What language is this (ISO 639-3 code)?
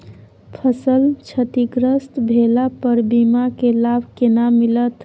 mai